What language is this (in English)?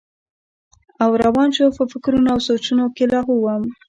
Pashto